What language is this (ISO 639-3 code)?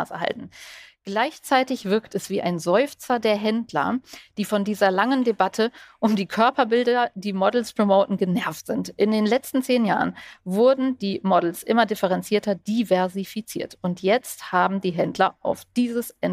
deu